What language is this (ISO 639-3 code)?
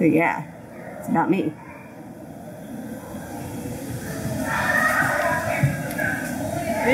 eng